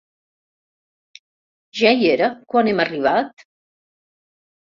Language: Catalan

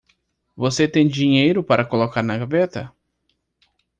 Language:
Portuguese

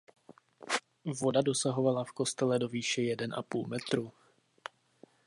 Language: Czech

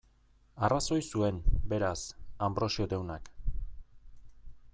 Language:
Basque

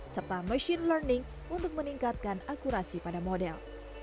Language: Indonesian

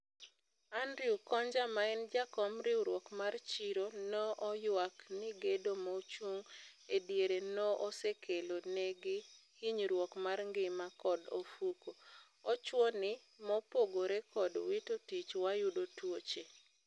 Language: Luo (Kenya and Tanzania)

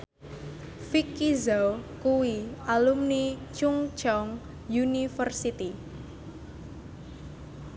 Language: Javanese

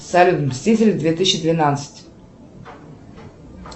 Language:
Russian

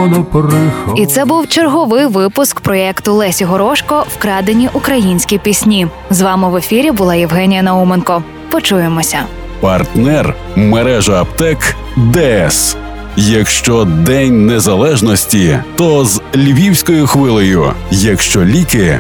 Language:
Ukrainian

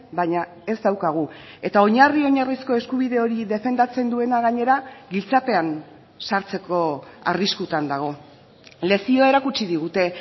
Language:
Basque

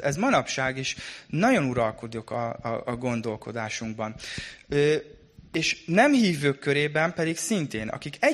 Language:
Hungarian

